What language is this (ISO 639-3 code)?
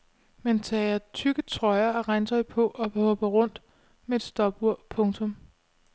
dan